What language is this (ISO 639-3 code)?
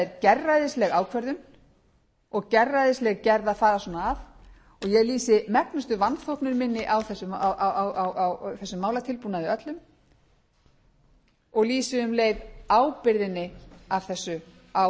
isl